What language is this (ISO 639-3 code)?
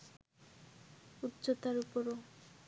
ben